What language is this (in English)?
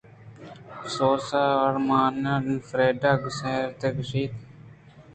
Eastern Balochi